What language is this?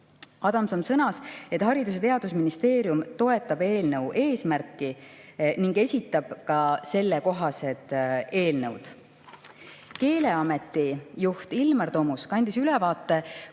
Estonian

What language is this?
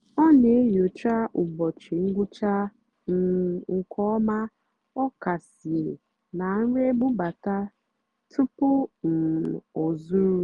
Igbo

